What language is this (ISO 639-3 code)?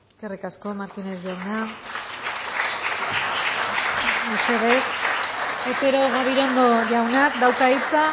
eus